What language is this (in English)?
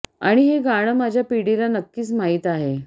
Marathi